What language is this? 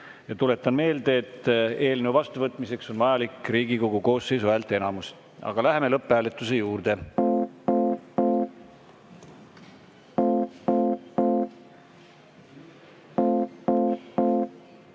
Estonian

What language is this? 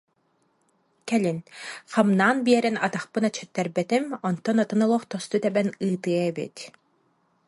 Yakut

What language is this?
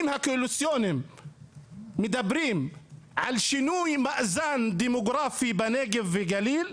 Hebrew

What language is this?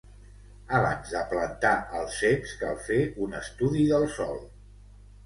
Catalan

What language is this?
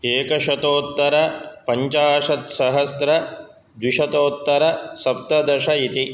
Sanskrit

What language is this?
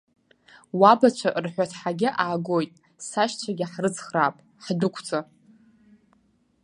Abkhazian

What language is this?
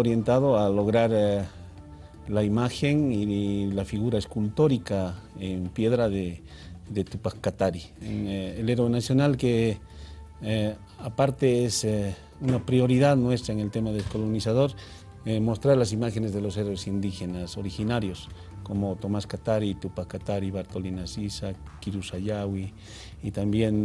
Spanish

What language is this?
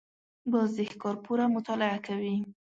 Pashto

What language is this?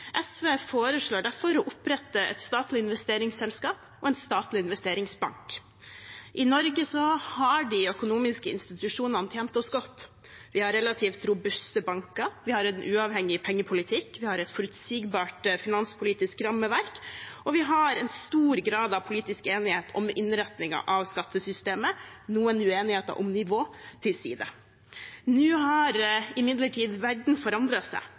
Norwegian Bokmål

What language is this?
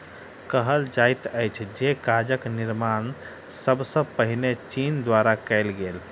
Maithili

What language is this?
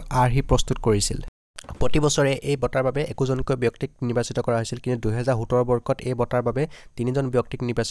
Korean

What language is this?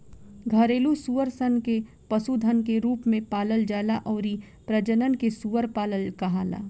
Bhojpuri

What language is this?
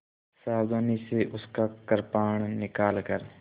Hindi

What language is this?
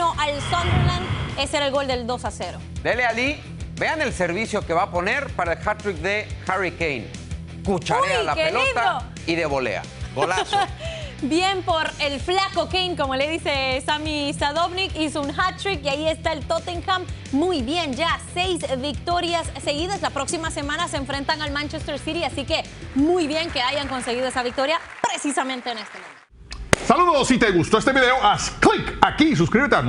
Spanish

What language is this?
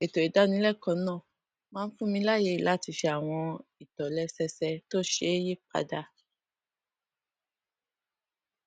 Yoruba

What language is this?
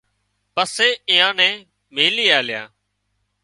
Wadiyara Koli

